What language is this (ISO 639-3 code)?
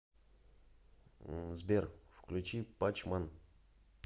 rus